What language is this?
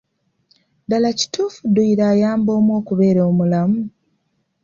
Ganda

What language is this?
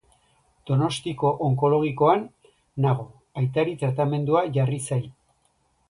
Basque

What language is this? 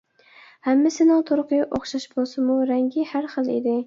Uyghur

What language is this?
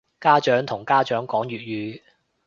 Cantonese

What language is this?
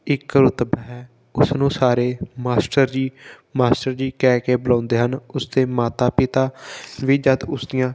Punjabi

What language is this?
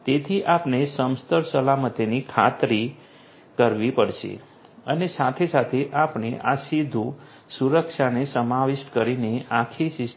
Gujarati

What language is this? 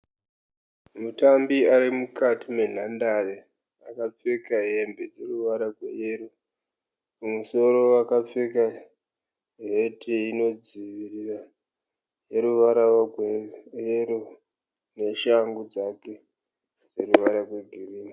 Shona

